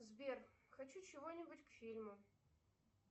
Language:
Russian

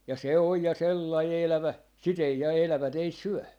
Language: Finnish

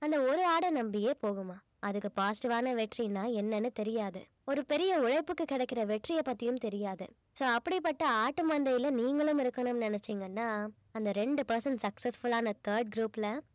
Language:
Tamil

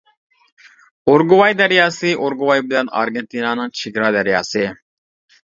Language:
Uyghur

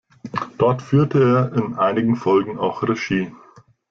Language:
German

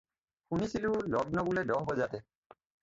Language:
Assamese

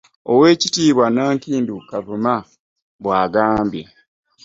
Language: Ganda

